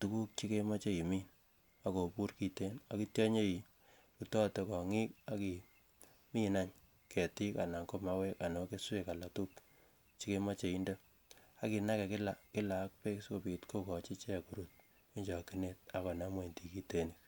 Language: Kalenjin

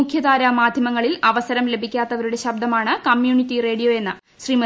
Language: Malayalam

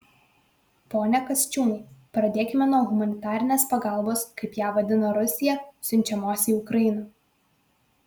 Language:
Lithuanian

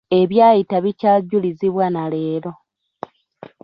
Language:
Ganda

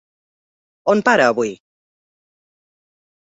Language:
Catalan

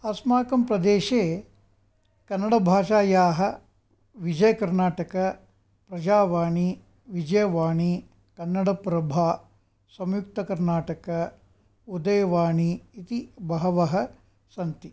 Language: Sanskrit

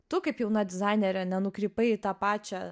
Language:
Lithuanian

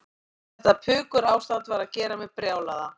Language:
Icelandic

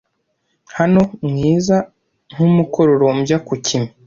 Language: Kinyarwanda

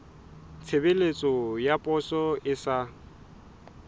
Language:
Southern Sotho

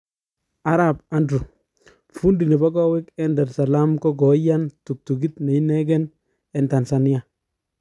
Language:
Kalenjin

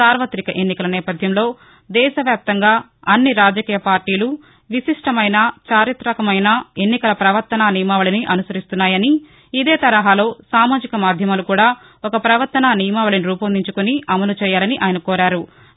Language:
Telugu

